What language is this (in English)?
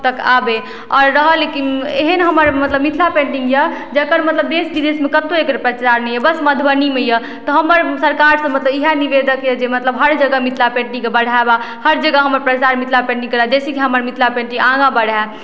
Maithili